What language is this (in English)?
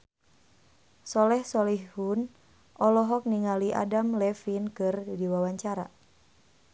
Sundanese